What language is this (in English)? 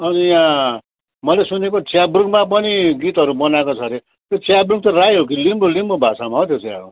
Nepali